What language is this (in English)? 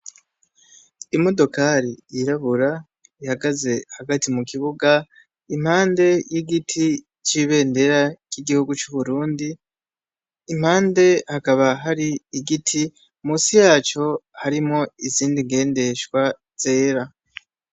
Rundi